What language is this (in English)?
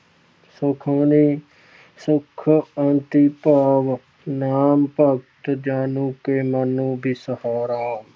Punjabi